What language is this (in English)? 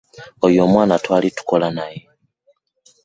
Ganda